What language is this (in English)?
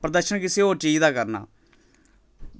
Dogri